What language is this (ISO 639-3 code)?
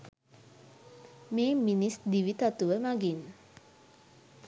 sin